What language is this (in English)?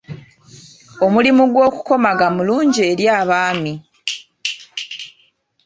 Ganda